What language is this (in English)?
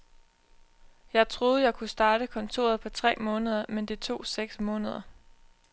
Danish